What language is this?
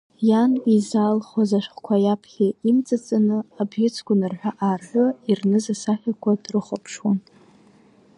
Abkhazian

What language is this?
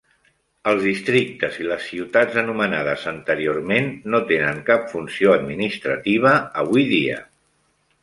Catalan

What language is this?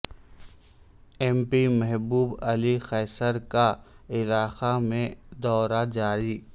Urdu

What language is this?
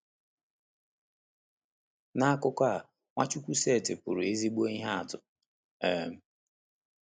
Igbo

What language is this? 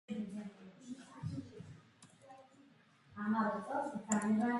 Georgian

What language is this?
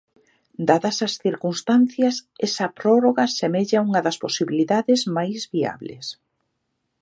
Galician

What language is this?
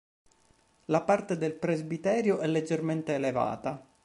Italian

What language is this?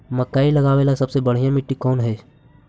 Magahi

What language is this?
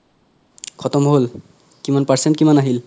Assamese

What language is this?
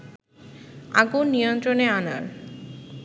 Bangla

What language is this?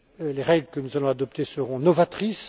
French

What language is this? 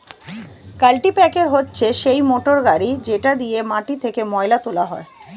Bangla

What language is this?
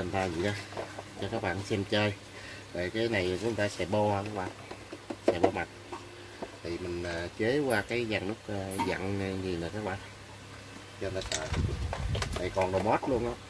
Vietnamese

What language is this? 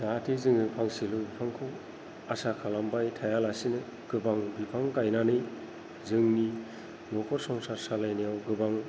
Bodo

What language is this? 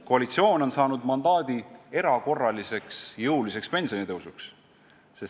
Estonian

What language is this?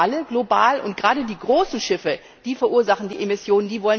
German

